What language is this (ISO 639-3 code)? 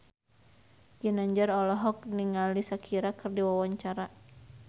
sun